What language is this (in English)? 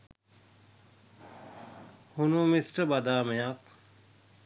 Sinhala